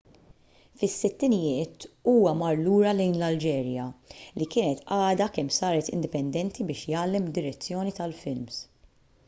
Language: Maltese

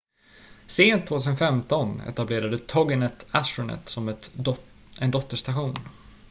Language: Swedish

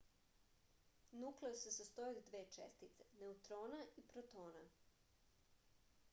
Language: Serbian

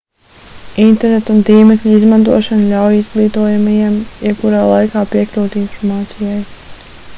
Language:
Latvian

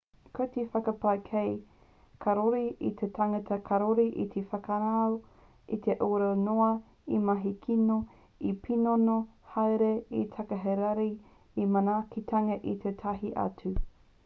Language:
Māori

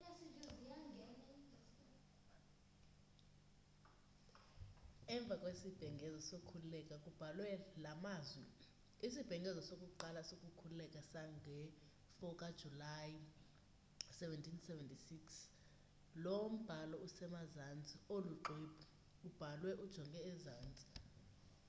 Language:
Xhosa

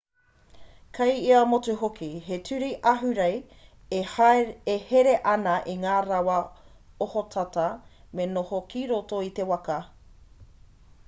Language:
Māori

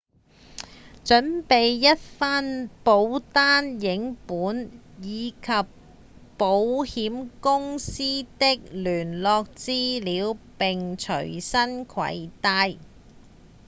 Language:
Cantonese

